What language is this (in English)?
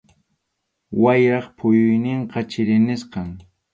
Arequipa-La Unión Quechua